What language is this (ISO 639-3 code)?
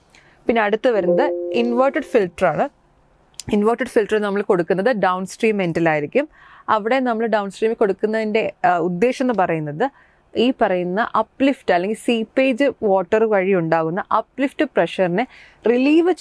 mal